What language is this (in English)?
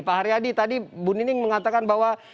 Indonesian